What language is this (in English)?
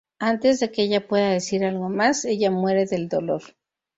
Spanish